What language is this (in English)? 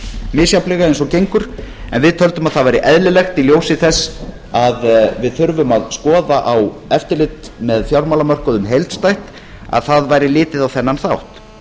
Icelandic